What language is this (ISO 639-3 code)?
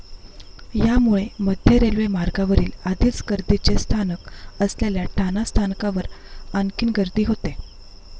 mar